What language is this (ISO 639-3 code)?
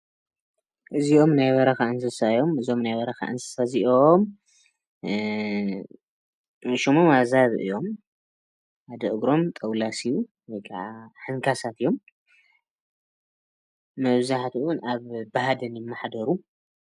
tir